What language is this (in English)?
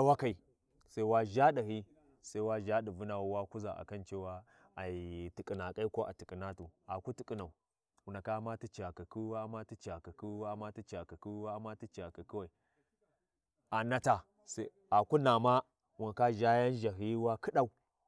Warji